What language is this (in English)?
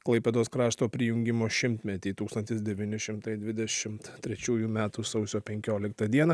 Lithuanian